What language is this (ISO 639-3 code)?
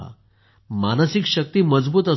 mar